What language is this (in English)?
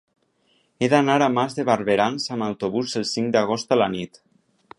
Catalan